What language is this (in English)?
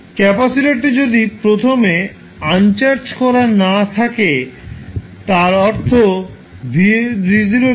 Bangla